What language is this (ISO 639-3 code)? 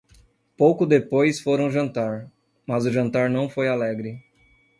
por